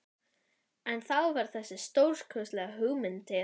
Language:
Icelandic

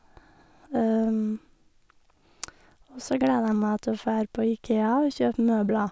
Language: Norwegian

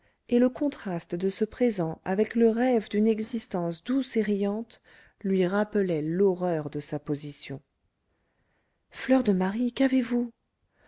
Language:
French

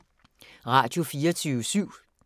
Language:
Danish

